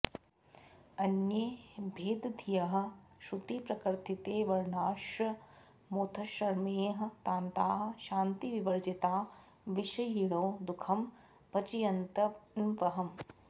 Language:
Sanskrit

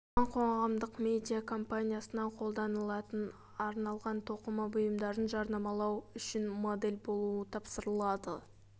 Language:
Kazakh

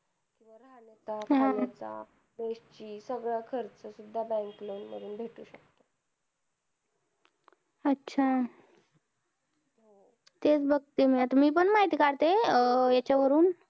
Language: Marathi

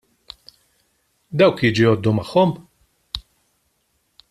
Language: Maltese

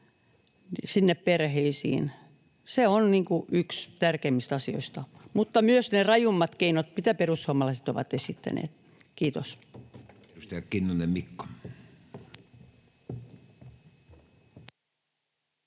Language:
Finnish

